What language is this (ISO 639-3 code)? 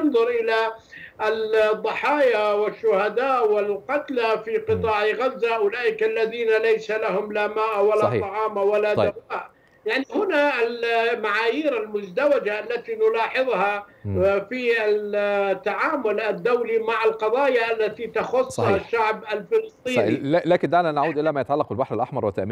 ara